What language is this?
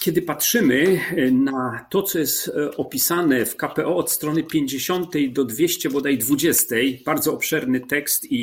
Polish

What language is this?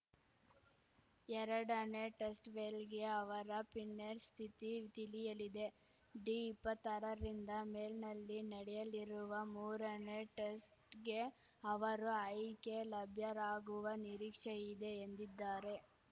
Kannada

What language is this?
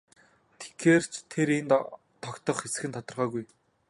Mongolian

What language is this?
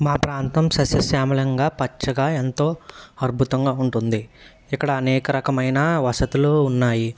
Telugu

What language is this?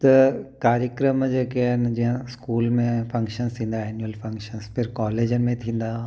Sindhi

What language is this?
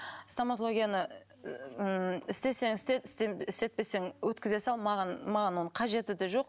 Kazakh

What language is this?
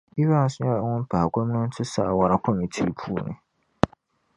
Dagbani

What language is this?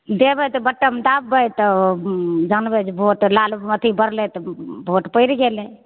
Maithili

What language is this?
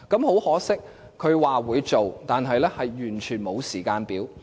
Cantonese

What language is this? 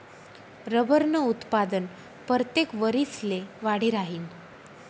Marathi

